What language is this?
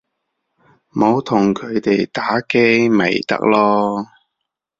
Cantonese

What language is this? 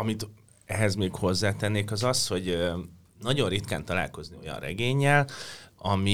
Hungarian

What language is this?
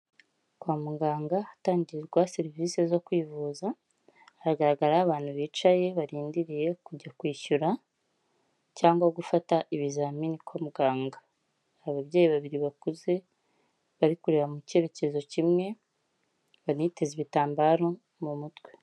Kinyarwanda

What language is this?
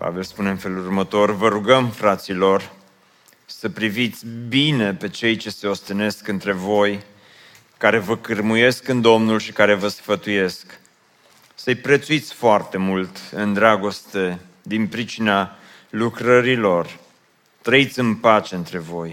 Romanian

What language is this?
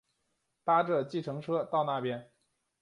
Chinese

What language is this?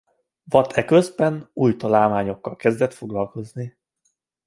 Hungarian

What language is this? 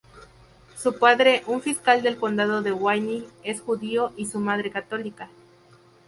Spanish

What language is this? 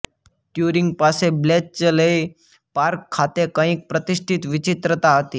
Gujarati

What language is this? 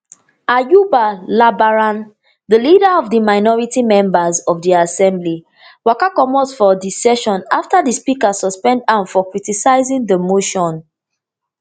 Nigerian Pidgin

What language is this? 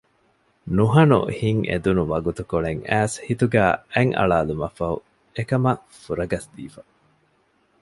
Divehi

